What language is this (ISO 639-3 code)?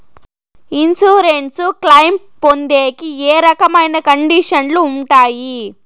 tel